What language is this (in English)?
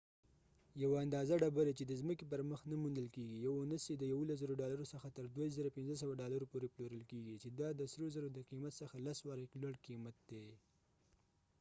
Pashto